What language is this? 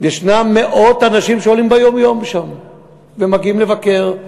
Hebrew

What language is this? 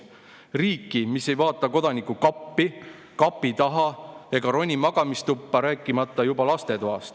Estonian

